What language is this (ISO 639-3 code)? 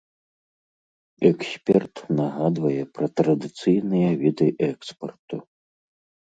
bel